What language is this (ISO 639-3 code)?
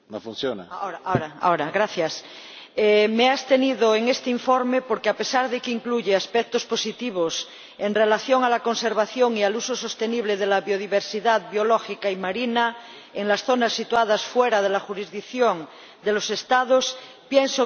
spa